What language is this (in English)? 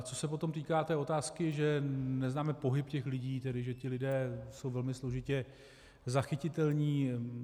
Czech